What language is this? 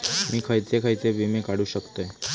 Marathi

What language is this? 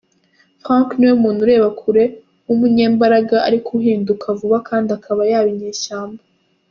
Kinyarwanda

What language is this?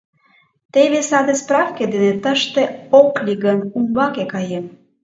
Mari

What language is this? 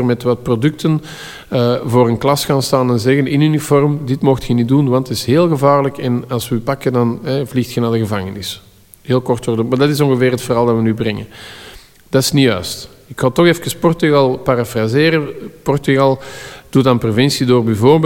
Dutch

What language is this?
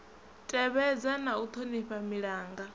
Venda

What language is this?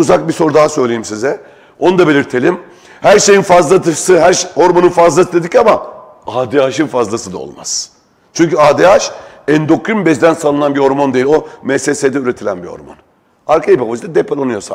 Turkish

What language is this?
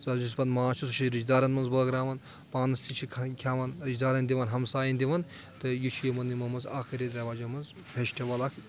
Kashmiri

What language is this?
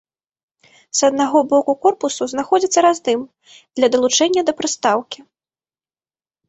Belarusian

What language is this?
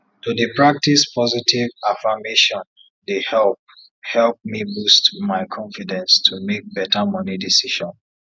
Nigerian Pidgin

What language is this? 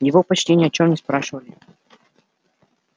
Russian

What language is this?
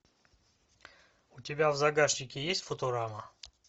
Russian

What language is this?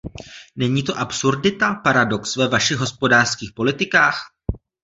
Czech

